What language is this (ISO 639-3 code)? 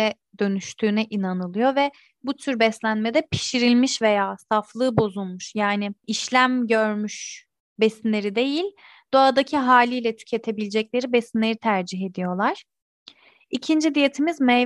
tur